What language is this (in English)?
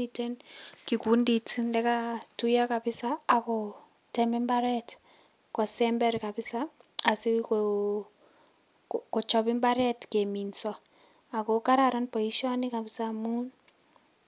Kalenjin